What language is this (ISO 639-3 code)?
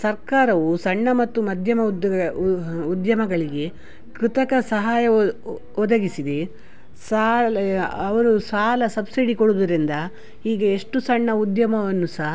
kan